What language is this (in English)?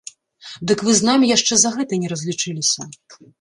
Belarusian